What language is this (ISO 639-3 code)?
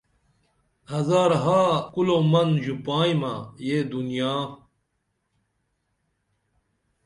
dml